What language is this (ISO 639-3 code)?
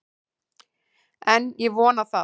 isl